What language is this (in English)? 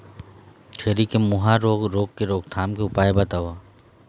Chhattisgarhi